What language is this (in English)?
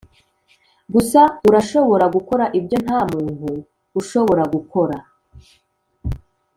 Kinyarwanda